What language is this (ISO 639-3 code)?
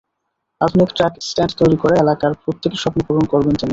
ben